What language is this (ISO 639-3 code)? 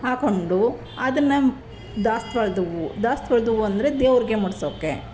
kan